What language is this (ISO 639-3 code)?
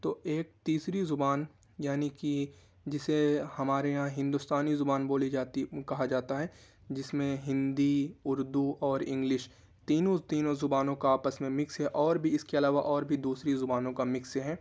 urd